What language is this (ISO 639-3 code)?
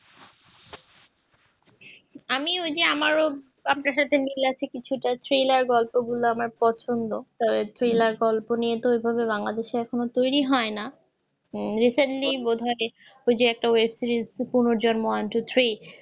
ben